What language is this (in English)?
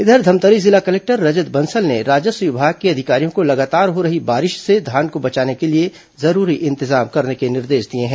Hindi